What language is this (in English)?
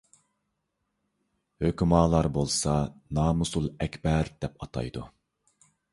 Uyghur